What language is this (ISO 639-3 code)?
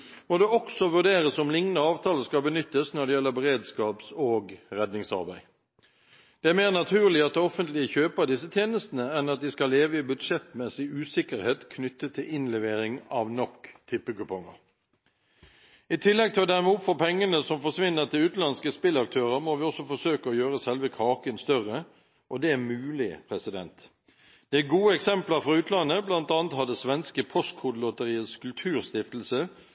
nob